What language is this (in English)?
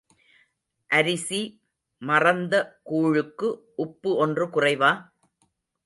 Tamil